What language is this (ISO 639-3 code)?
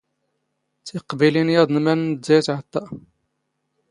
zgh